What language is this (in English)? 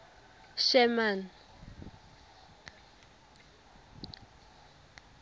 Tswana